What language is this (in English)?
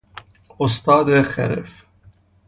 Persian